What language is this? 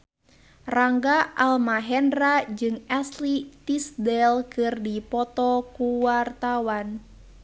Sundanese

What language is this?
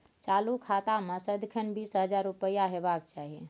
Maithili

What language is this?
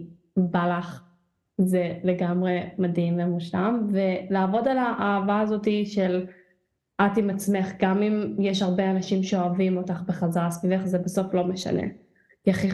Hebrew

